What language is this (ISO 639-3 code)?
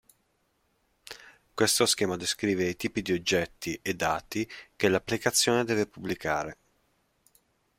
ita